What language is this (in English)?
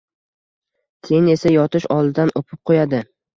Uzbek